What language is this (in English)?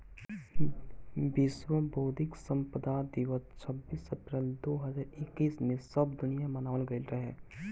Bhojpuri